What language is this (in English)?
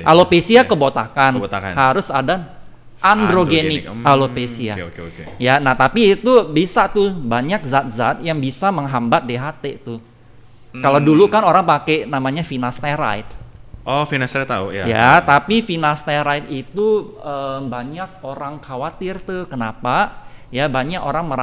Indonesian